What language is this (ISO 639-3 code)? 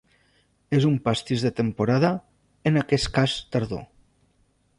cat